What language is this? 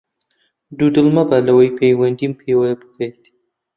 Central Kurdish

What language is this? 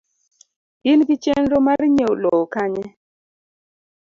Luo (Kenya and Tanzania)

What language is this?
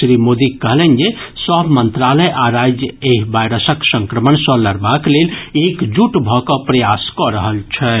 Maithili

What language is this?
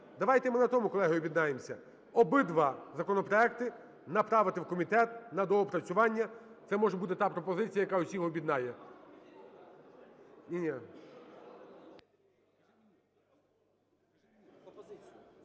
Ukrainian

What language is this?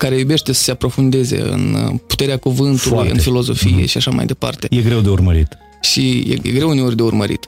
Romanian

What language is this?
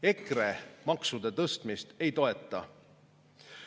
Estonian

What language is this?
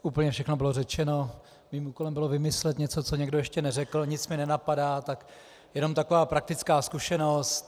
Czech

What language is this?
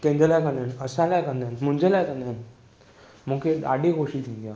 Sindhi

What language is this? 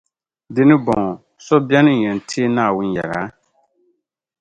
Dagbani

